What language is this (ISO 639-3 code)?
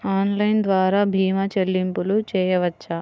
tel